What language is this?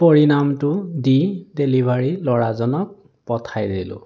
Assamese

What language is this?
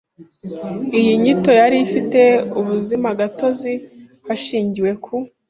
Kinyarwanda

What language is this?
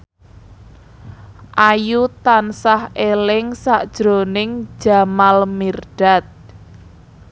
Javanese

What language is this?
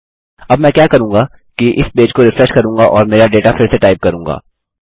Hindi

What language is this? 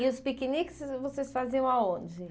Portuguese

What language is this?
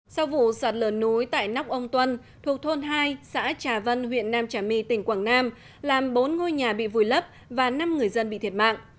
Vietnamese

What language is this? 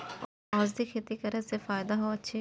Maithili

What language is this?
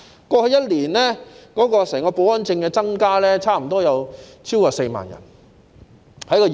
Cantonese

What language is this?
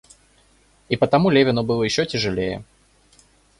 Russian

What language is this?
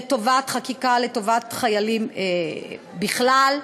Hebrew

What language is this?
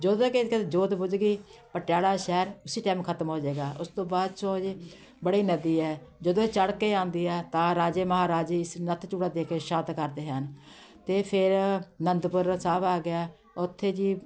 Punjabi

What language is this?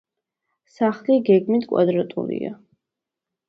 Georgian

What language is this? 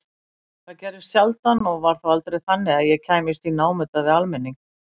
Icelandic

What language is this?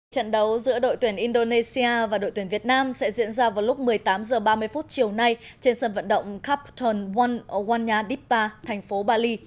Vietnamese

